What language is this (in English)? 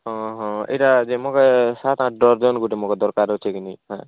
Odia